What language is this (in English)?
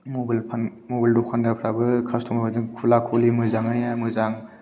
Bodo